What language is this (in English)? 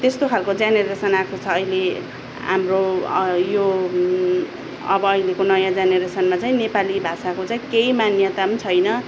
Nepali